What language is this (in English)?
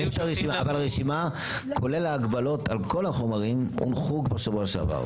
Hebrew